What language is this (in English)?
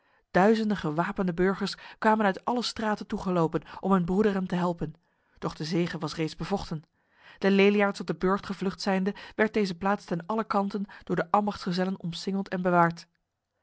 Dutch